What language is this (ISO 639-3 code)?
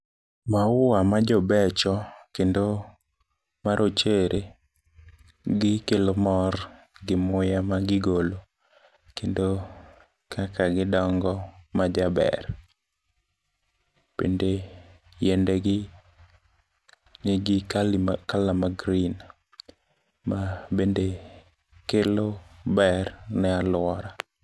luo